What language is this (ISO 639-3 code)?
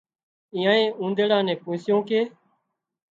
kxp